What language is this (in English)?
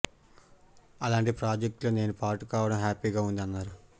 Telugu